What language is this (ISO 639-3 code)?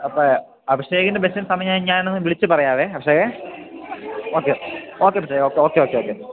mal